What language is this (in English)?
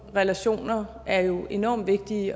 Danish